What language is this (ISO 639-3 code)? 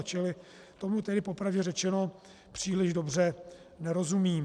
ces